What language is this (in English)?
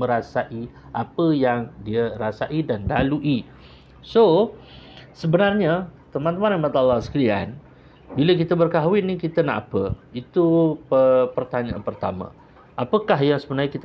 Malay